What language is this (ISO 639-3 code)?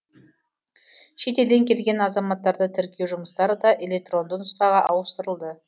kaz